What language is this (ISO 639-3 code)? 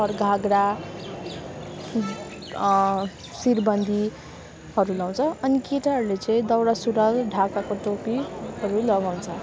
nep